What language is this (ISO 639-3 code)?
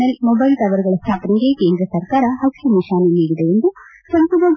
kan